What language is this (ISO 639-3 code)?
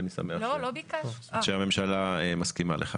heb